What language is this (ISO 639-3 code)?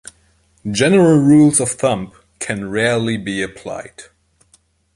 eng